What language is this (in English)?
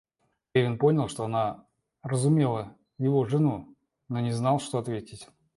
Russian